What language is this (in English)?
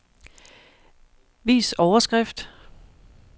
Danish